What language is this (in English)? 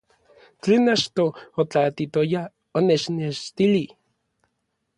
Orizaba Nahuatl